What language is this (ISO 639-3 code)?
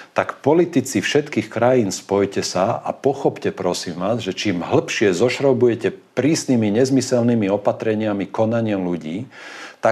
slk